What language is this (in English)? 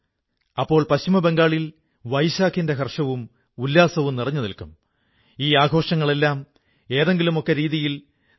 Malayalam